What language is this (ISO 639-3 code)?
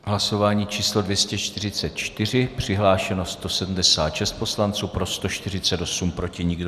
ces